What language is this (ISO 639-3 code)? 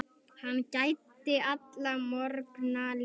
isl